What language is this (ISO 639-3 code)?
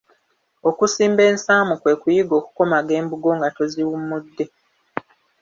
lug